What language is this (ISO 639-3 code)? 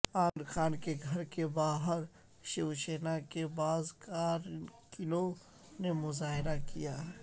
urd